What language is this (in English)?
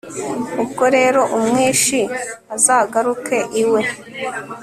Kinyarwanda